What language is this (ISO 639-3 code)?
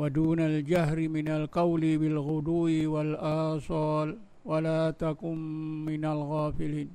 msa